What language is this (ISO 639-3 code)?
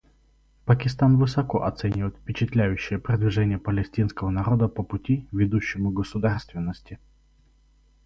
rus